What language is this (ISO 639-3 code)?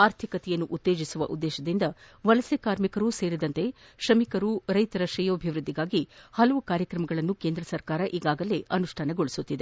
kan